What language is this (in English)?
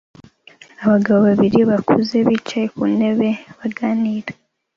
Kinyarwanda